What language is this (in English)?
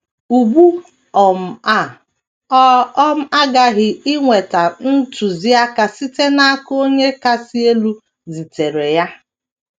Igbo